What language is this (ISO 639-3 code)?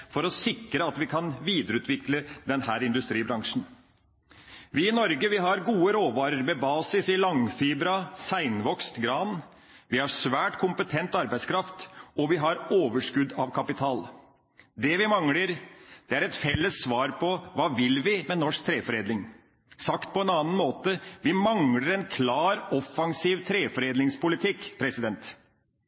nob